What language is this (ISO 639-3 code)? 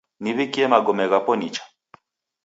dav